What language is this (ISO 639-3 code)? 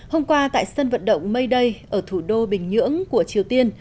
vie